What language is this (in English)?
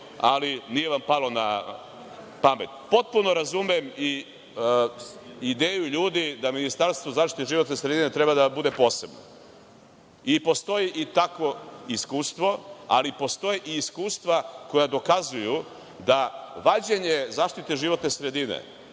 Serbian